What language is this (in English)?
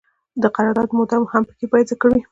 Pashto